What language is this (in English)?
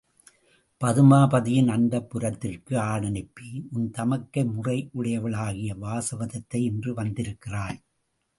Tamil